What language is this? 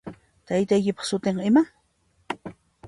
Puno Quechua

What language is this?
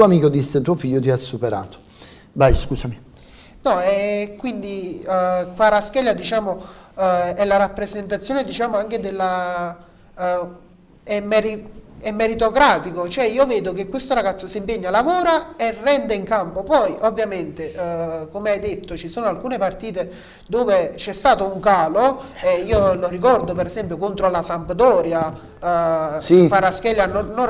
Italian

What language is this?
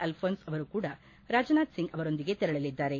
Kannada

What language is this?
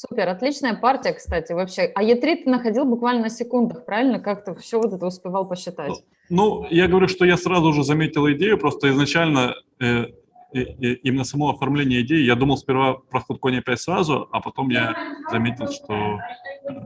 Russian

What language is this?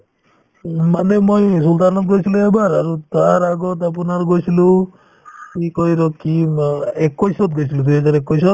Assamese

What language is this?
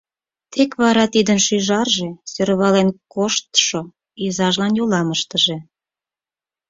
Mari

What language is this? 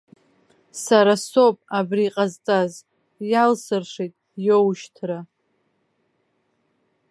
Abkhazian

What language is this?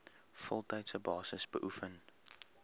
Afrikaans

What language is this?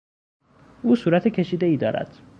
Persian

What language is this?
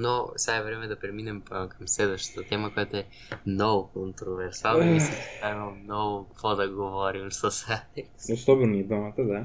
Bulgarian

